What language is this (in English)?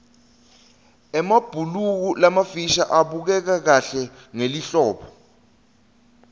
Swati